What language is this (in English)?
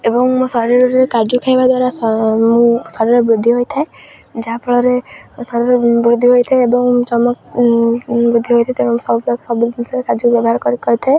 Odia